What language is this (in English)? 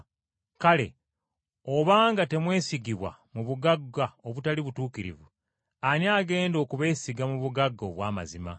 Ganda